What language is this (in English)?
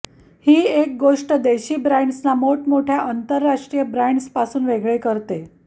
Marathi